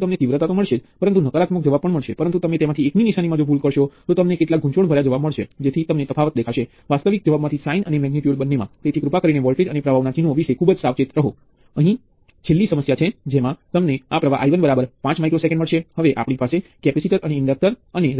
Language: Gujarati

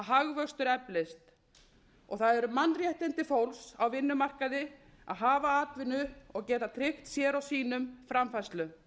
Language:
Icelandic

